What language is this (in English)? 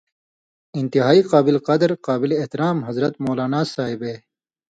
Indus Kohistani